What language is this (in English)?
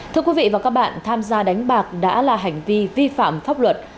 Vietnamese